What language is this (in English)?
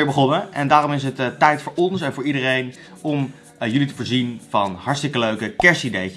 Dutch